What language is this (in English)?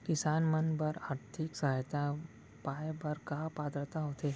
Chhattisgarhi